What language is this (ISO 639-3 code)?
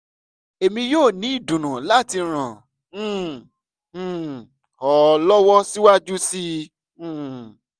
yor